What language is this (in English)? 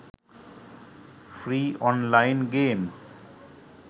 Sinhala